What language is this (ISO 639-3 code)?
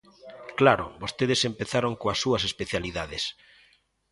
glg